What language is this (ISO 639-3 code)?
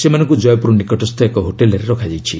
ori